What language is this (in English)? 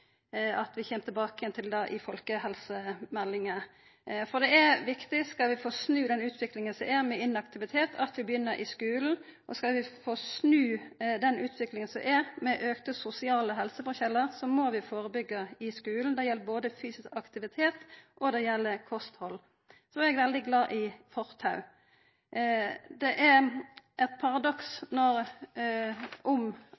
Norwegian Nynorsk